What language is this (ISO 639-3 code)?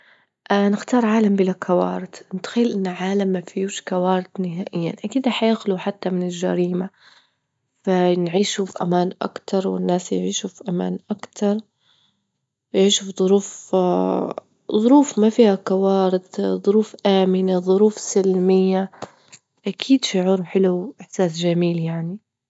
ayl